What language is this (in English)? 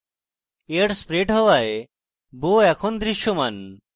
Bangla